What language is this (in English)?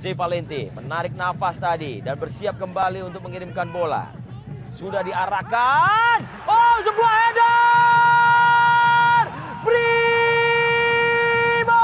Indonesian